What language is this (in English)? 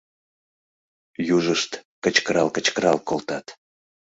Mari